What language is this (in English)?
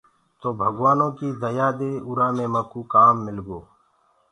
Gurgula